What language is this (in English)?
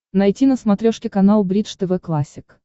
Russian